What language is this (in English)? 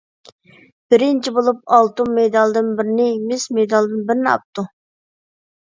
Uyghur